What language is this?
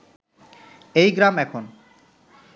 Bangla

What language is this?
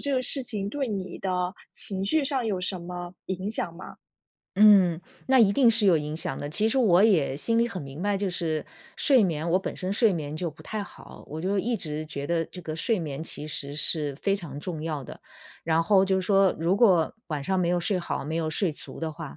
Chinese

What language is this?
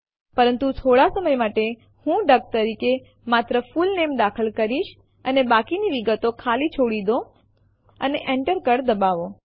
Gujarati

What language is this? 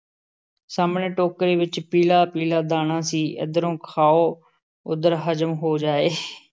Punjabi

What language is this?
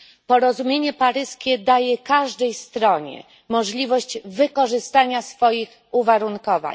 Polish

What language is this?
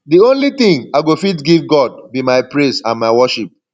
Nigerian Pidgin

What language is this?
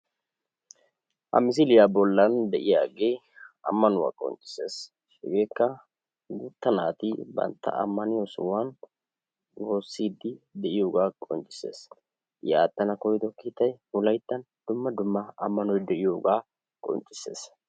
Wolaytta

